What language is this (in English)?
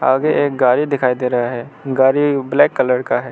Hindi